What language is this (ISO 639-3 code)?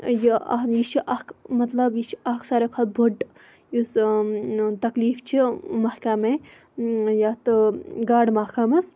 kas